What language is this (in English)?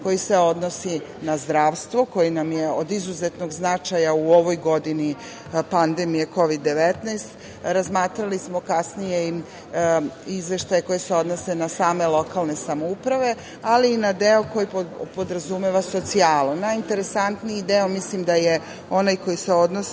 Serbian